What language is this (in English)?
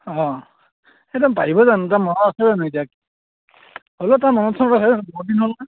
Assamese